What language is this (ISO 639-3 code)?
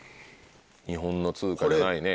jpn